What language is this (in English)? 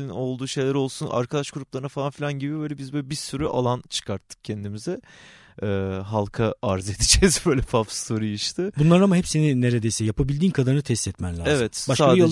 Turkish